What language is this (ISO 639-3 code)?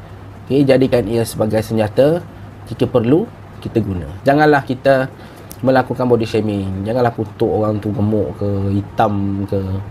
msa